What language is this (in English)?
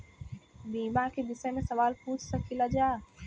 Bhojpuri